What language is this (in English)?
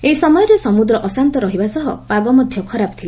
Odia